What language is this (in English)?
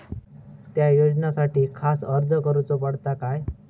Marathi